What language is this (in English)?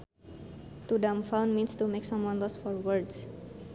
Sundanese